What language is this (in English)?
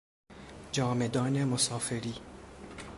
Persian